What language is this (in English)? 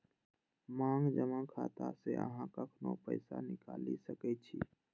Maithili